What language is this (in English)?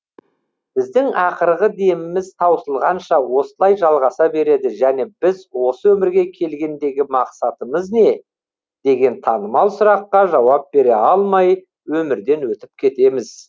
Kazakh